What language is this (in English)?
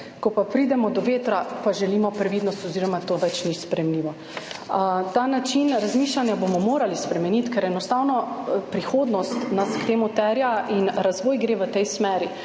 Slovenian